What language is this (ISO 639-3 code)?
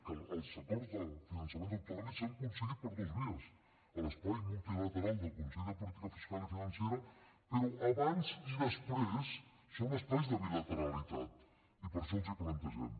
cat